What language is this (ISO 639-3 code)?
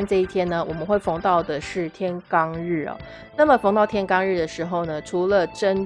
zho